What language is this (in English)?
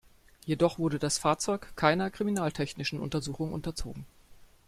German